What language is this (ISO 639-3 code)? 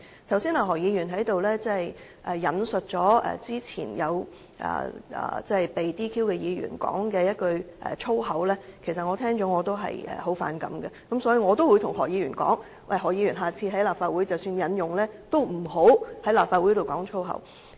yue